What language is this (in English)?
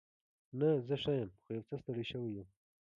Pashto